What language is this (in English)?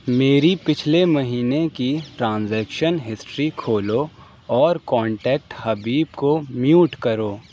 Urdu